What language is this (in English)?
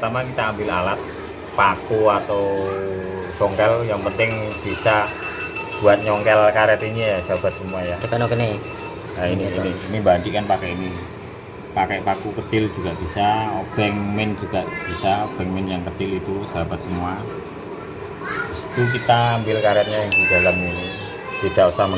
Indonesian